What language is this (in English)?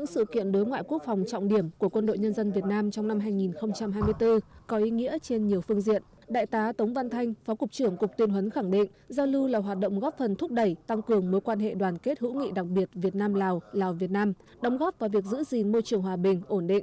Vietnamese